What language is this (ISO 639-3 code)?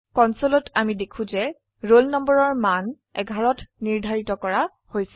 asm